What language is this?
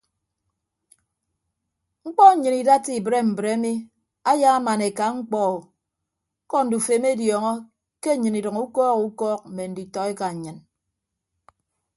Ibibio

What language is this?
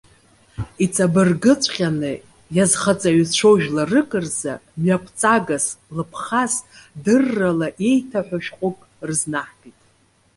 Abkhazian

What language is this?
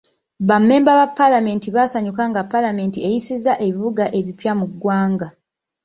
Ganda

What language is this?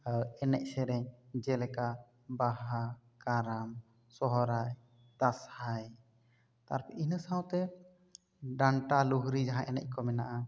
Santali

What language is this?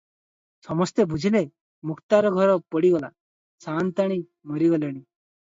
Odia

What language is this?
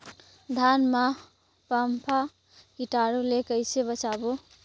Chhattisgarhi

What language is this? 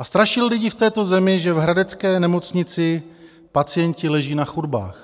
Czech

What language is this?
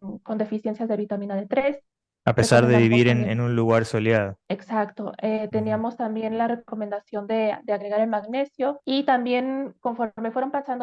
Spanish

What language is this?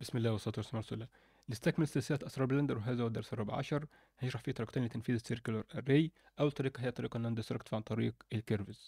Arabic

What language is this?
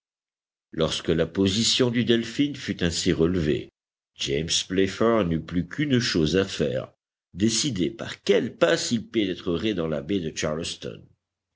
French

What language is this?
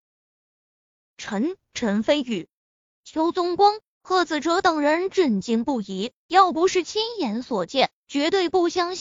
Chinese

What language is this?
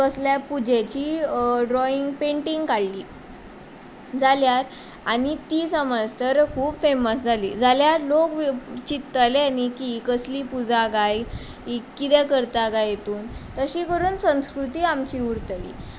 Konkani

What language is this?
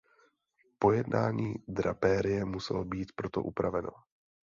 Czech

